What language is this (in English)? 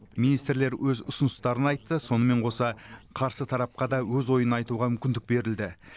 Kazakh